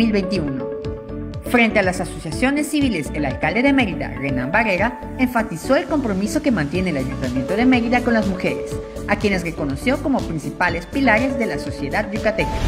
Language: Spanish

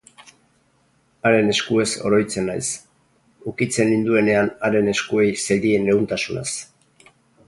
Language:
Basque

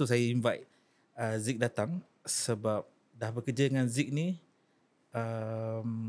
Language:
Malay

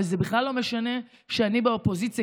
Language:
Hebrew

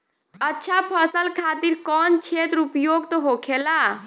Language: Bhojpuri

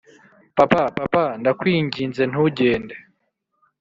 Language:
Kinyarwanda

